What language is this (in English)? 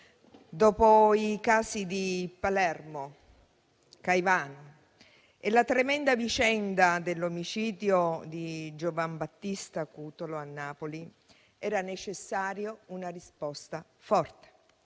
Italian